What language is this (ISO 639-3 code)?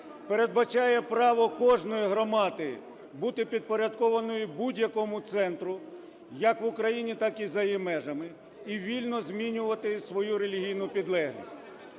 ukr